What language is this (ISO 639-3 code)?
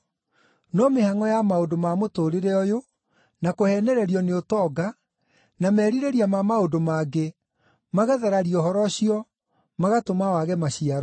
kik